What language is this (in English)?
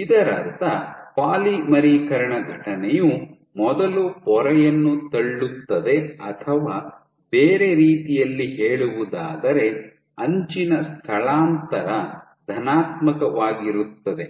Kannada